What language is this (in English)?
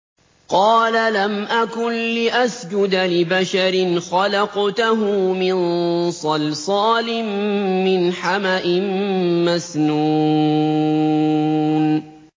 Arabic